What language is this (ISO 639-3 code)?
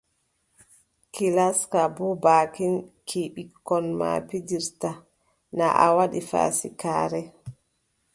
fub